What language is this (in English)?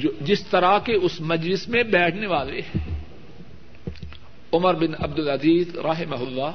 Urdu